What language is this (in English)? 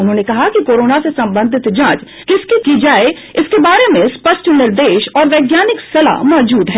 Hindi